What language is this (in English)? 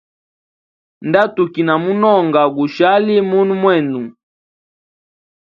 Hemba